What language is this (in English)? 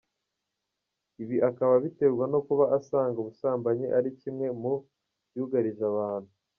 Kinyarwanda